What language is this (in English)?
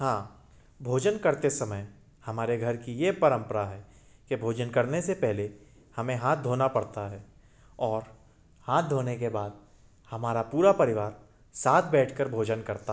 Hindi